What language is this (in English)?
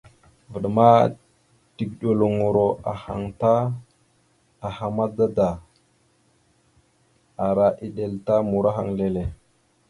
Mada (Cameroon)